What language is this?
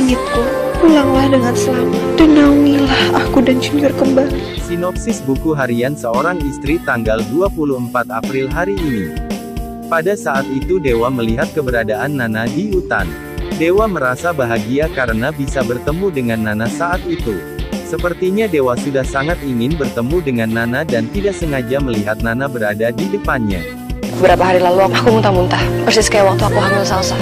Indonesian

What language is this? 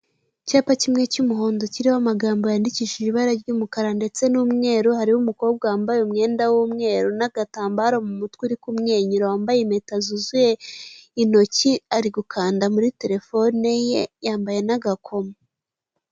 Kinyarwanda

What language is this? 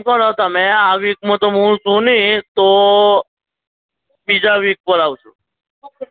Gujarati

